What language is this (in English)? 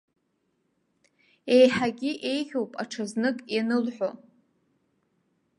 Abkhazian